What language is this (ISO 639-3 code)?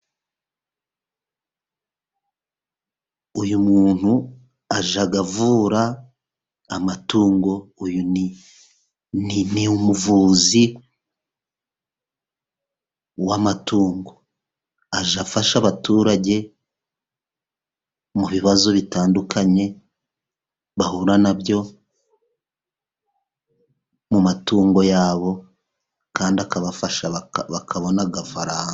kin